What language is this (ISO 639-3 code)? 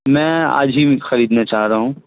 urd